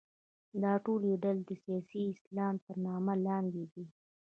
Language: Pashto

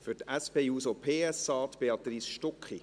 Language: Swiss German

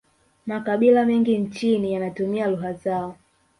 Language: Swahili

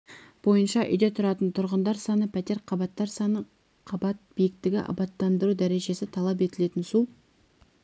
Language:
Kazakh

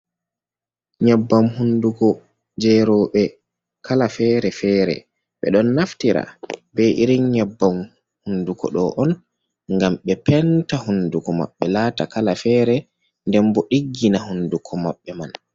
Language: Fula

